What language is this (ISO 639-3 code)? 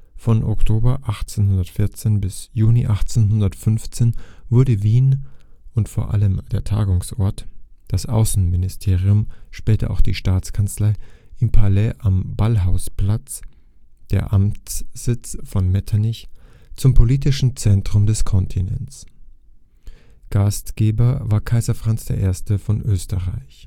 deu